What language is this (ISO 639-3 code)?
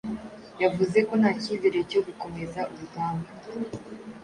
kin